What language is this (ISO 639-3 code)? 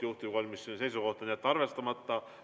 est